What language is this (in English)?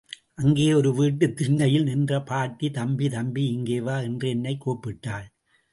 Tamil